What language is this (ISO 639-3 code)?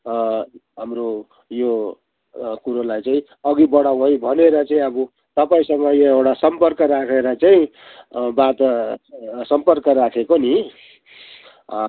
nep